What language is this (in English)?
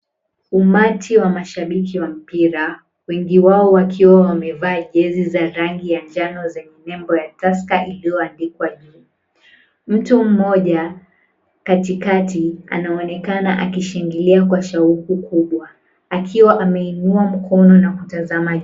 Swahili